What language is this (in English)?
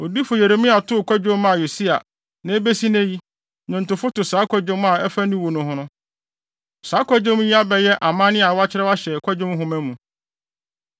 Akan